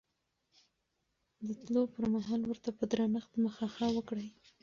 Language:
Pashto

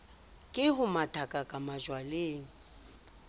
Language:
Southern Sotho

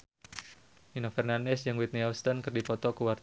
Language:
Sundanese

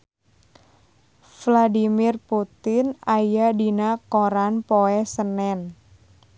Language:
Sundanese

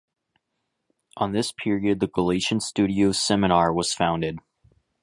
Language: English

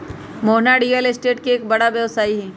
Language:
Magahi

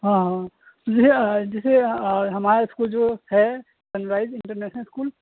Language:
Urdu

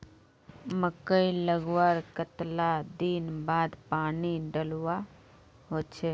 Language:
Magahi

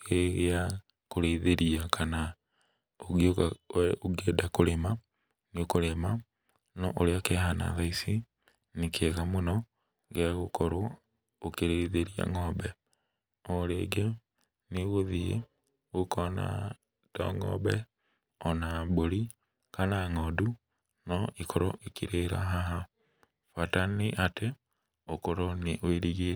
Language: Kikuyu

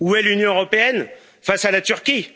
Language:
French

